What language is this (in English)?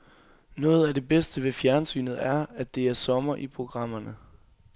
Danish